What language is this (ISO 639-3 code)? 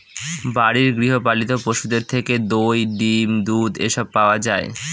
ben